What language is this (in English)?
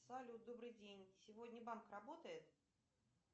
Russian